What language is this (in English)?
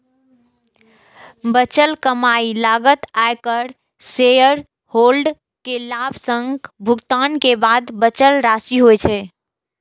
Maithili